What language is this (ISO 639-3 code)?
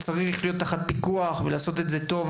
heb